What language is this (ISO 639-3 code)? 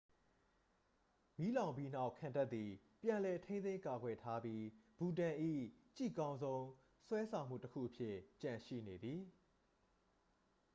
mya